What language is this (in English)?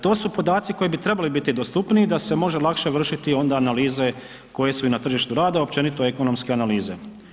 Croatian